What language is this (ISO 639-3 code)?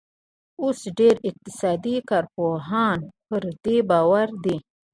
pus